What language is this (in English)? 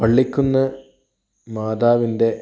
Malayalam